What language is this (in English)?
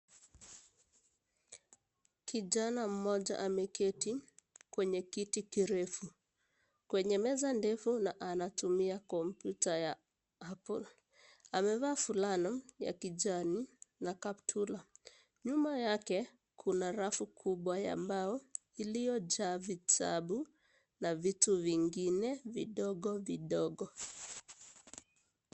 Swahili